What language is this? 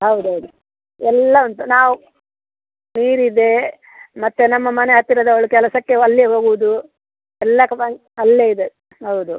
Kannada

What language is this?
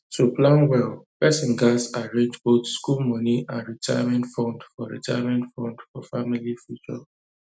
Nigerian Pidgin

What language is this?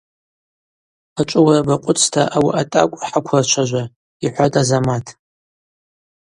Abaza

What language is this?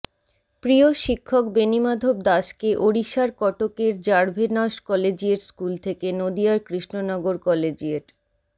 Bangla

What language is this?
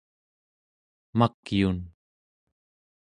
Central Yupik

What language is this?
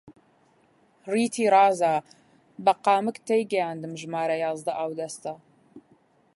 Central Kurdish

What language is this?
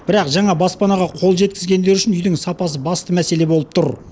Kazakh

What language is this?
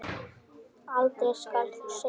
Icelandic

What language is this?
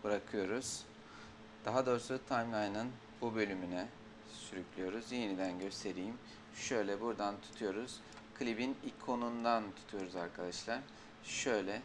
Turkish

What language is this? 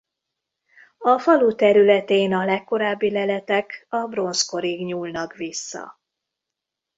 Hungarian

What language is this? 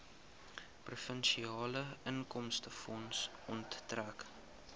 Afrikaans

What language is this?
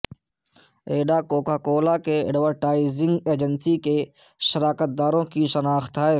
Urdu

